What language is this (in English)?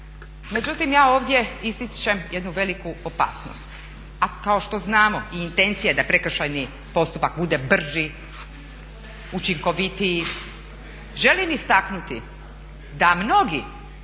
Croatian